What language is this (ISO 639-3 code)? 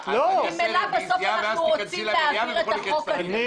heb